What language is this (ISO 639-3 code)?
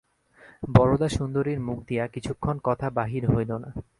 ben